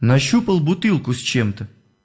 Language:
Russian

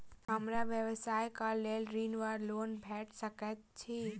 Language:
Maithili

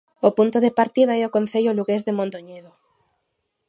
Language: Galician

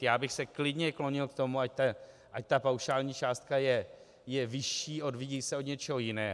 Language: Czech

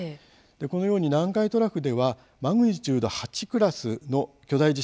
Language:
Japanese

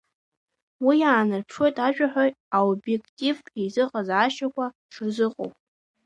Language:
Abkhazian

